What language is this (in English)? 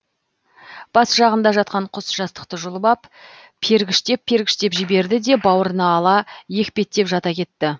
Kazakh